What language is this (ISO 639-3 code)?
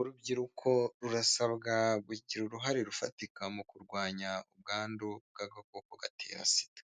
kin